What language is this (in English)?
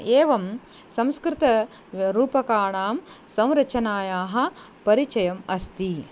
Sanskrit